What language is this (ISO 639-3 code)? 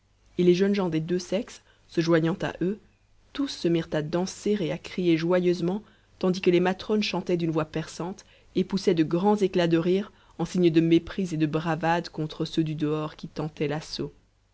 fra